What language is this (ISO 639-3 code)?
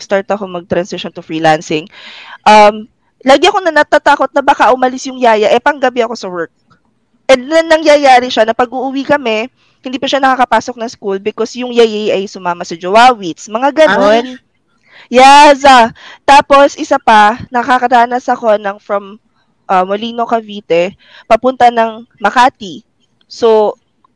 fil